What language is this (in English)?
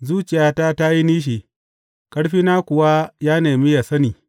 Hausa